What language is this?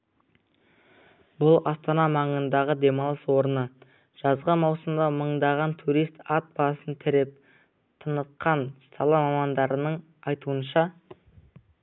Kazakh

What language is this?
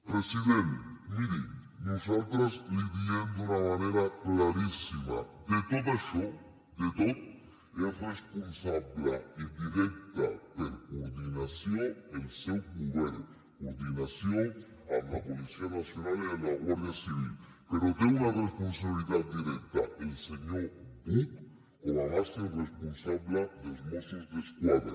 Catalan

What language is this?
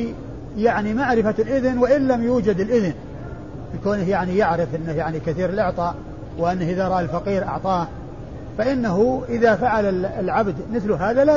Arabic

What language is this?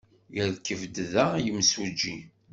Kabyle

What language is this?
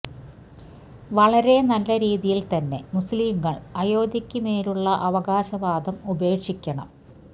Malayalam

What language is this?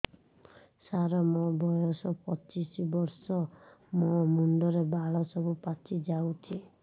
Odia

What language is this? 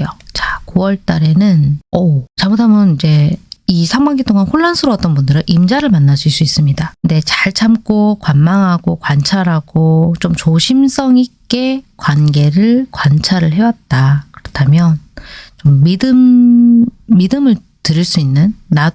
Korean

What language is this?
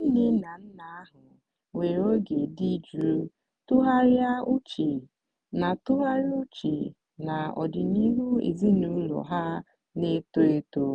Igbo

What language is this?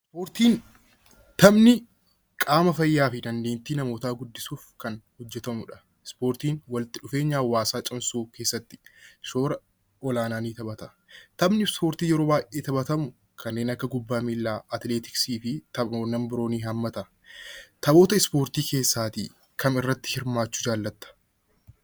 Oromo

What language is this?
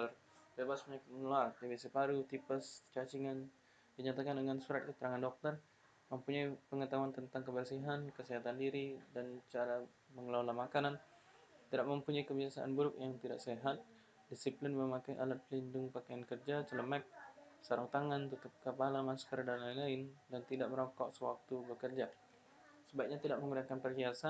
Indonesian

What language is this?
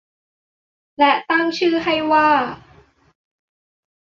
Thai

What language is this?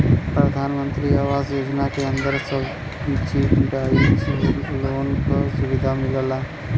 Bhojpuri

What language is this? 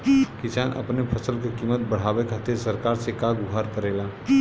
Bhojpuri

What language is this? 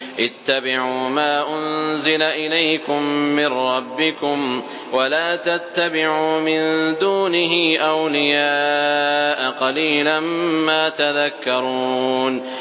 Arabic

